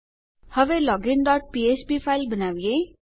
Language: Gujarati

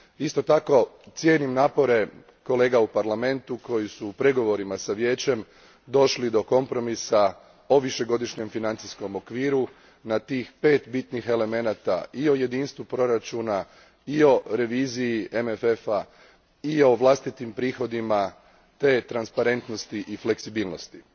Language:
Croatian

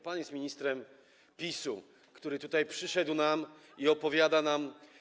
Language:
Polish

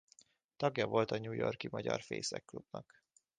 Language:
Hungarian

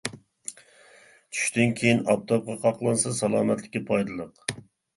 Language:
Uyghur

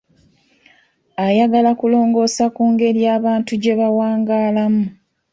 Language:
Ganda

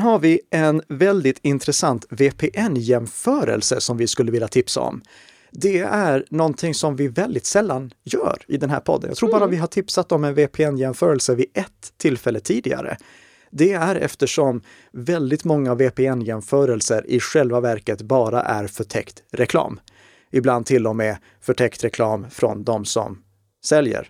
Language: Swedish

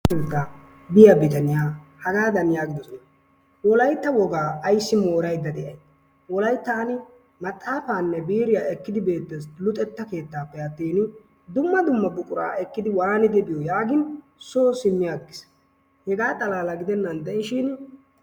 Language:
Wolaytta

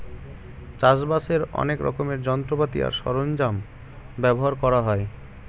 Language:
Bangla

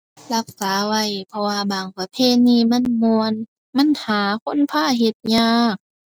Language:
Thai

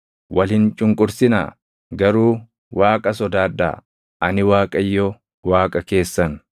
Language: Oromo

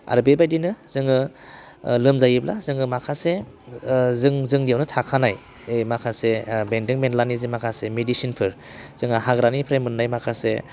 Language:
Bodo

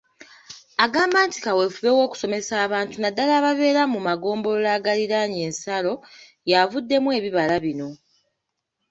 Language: Ganda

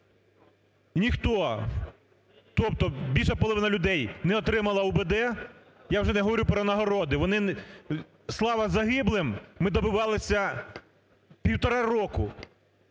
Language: Ukrainian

